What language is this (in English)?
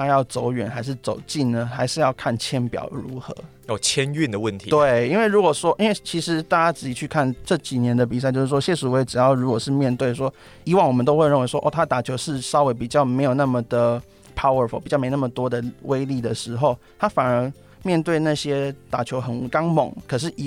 Chinese